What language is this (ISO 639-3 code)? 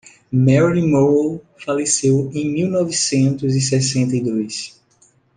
por